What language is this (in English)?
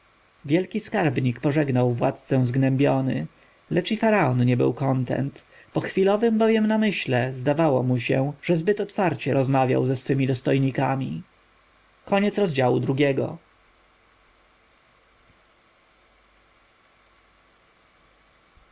Polish